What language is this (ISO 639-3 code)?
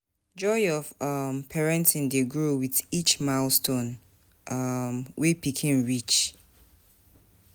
pcm